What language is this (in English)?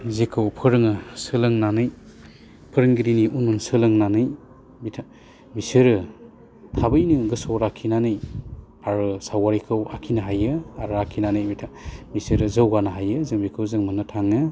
Bodo